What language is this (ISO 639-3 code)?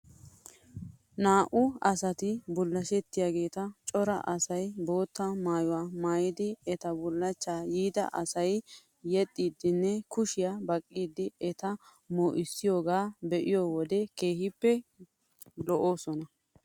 wal